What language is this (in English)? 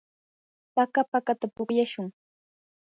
Yanahuanca Pasco Quechua